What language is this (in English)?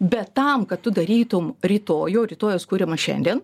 Lithuanian